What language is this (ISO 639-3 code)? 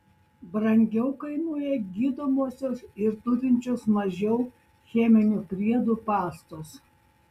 lit